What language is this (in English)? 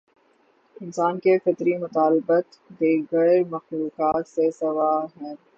Urdu